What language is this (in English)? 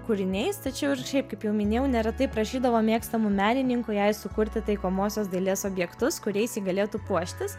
Lithuanian